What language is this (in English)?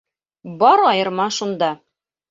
Bashkir